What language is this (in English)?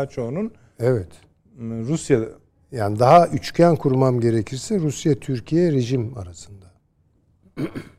Turkish